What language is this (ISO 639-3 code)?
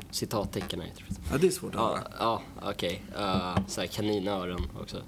swe